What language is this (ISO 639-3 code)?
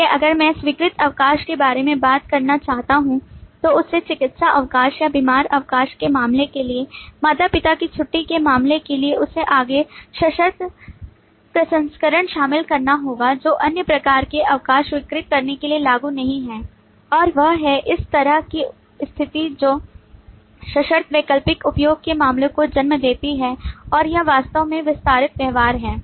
hin